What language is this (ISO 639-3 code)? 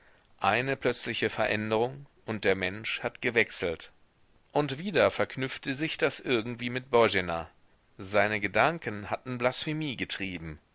deu